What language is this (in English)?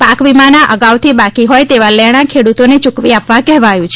Gujarati